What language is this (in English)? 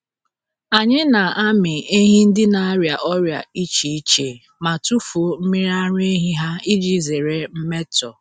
Igbo